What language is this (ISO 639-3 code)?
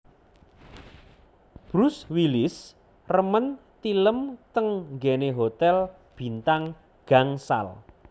jav